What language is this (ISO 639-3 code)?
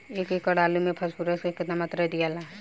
bho